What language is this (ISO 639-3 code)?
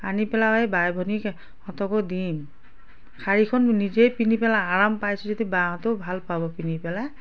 asm